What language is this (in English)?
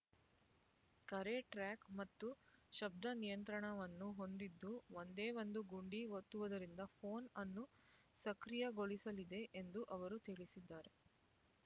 Kannada